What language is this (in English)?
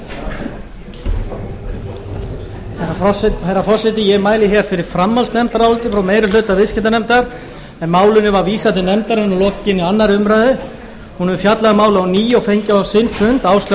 Icelandic